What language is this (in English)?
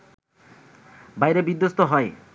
Bangla